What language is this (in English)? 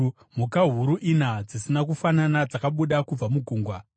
Shona